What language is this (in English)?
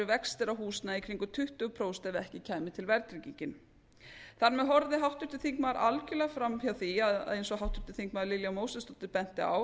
Icelandic